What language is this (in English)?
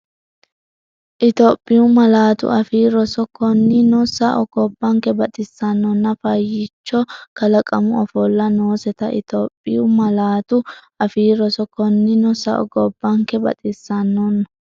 Sidamo